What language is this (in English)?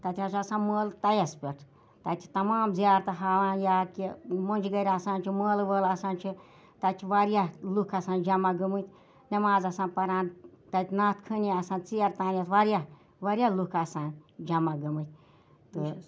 Kashmiri